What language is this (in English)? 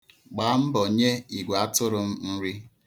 Igbo